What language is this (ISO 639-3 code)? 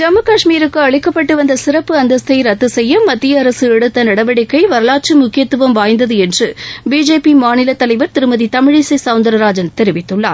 tam